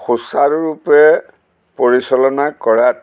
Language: Assamese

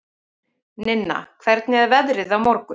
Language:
Icelandic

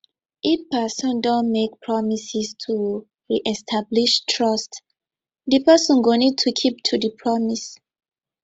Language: Nigerian Pidgin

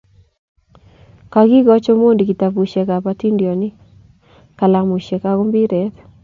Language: Kalenjin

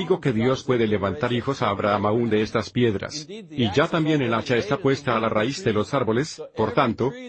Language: Spanish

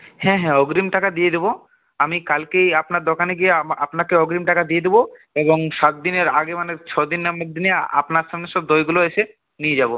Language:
Bangla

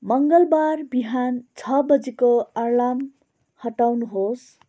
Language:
Nepali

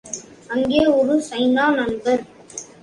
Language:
Tamil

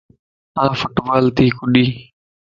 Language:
Lasi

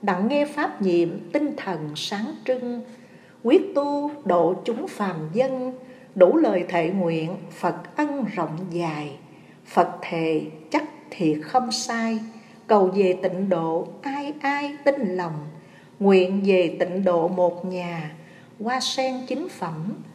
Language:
Vietnamese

